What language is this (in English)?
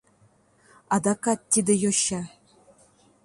Mari